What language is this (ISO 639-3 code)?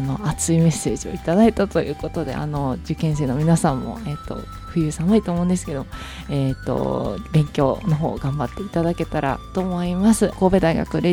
jpn